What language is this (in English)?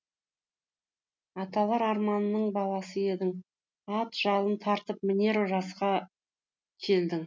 Kazakh